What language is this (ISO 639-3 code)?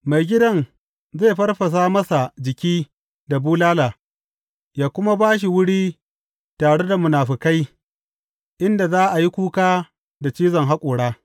hau